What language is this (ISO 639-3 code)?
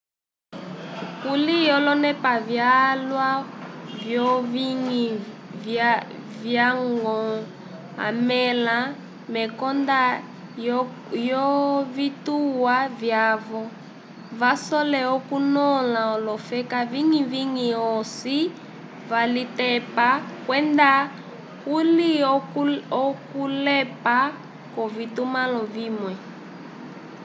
umb